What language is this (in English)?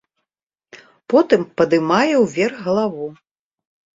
Belarusian